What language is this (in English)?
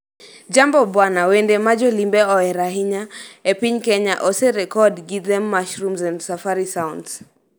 Luo (Kenya and Tanzania)